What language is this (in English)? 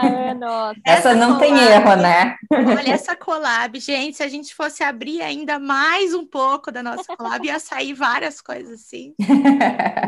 Portuguese